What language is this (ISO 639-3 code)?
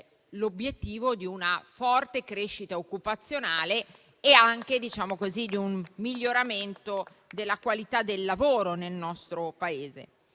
ita